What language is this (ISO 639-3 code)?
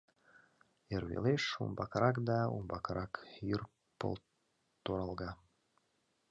chm